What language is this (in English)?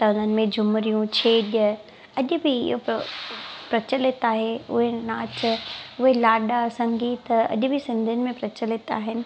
Sindhi